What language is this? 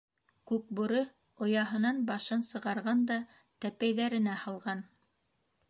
Bashkir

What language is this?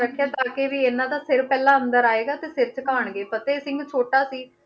Punjabi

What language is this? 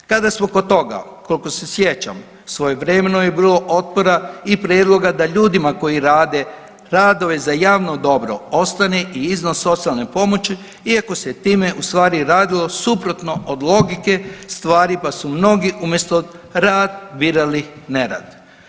Croatian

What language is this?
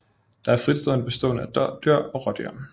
Danish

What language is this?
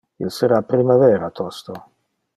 Interlingua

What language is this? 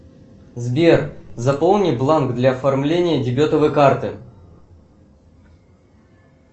Russian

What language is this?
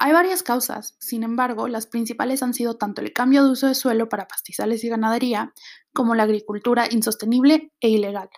Spanish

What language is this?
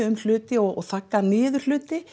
Icelandic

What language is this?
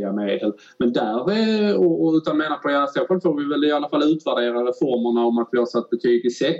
Swedish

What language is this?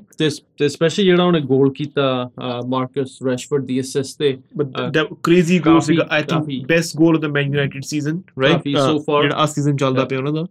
Punjabi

